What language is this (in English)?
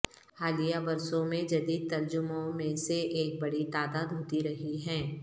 Urdu